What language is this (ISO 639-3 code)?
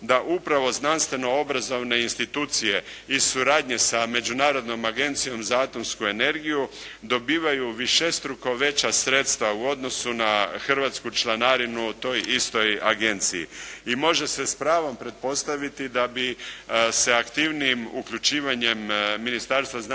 hrv